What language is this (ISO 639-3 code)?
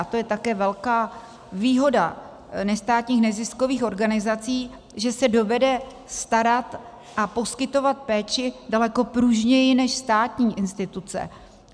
ces